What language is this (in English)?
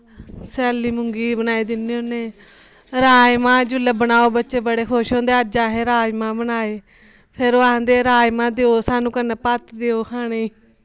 Dogri